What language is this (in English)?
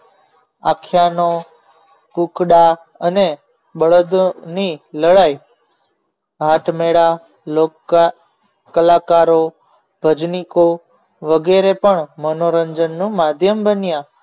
Gujarati